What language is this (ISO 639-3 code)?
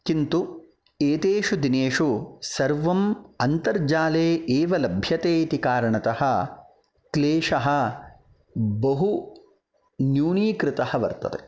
san